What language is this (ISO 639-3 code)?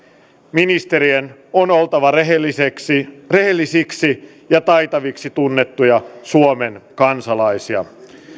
fin